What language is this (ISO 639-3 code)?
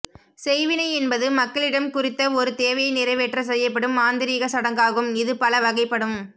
tam